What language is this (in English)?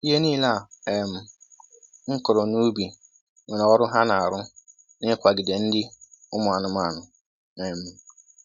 Igbo